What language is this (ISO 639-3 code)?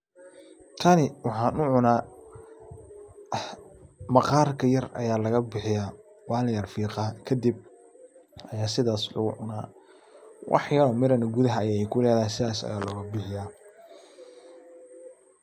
som